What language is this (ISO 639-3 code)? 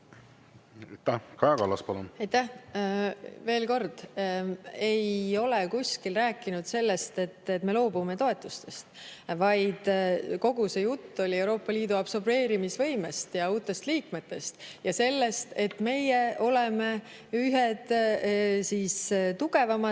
est